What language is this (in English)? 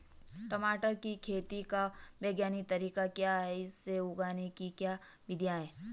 Hindi